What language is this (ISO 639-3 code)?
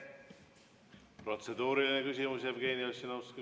est